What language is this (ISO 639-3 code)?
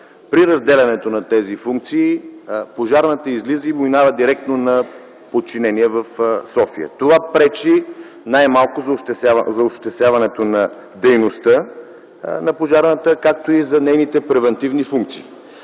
bul